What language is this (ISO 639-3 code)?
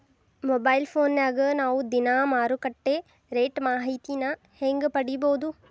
kan